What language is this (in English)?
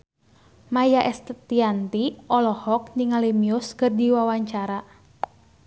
Sundanese